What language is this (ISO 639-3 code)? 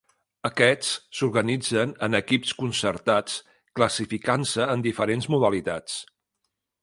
cat